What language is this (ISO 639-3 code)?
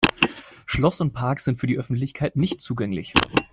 deu